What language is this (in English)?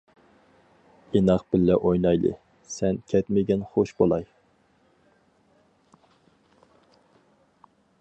Uyghur